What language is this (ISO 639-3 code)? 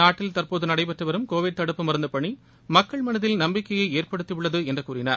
tam